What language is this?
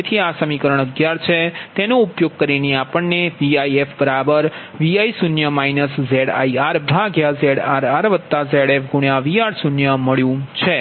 Gujarati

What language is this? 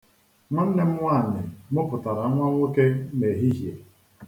Igbo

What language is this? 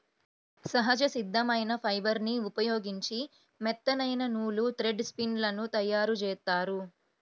Telugu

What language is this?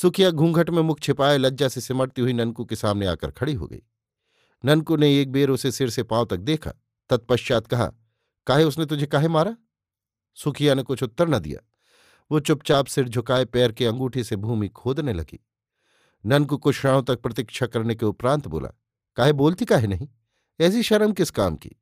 Hindi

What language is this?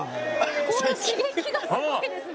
Japanese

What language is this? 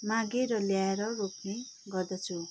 Nepali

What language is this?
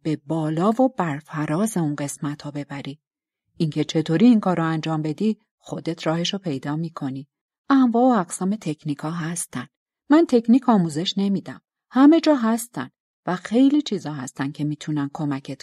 Persian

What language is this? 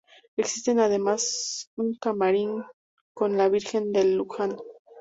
Spanish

